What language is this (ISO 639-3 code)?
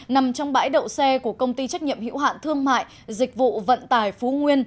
vie